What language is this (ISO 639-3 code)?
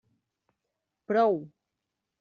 cat